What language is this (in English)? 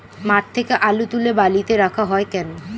Bangla